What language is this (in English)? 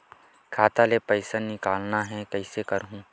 Chhattisgarhi